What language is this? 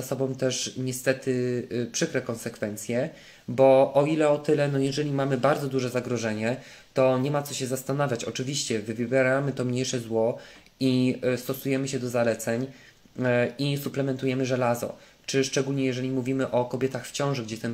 Polish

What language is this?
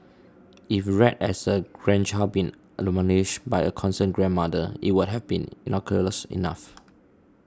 English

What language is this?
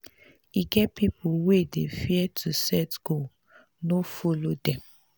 Nigerian Pidgin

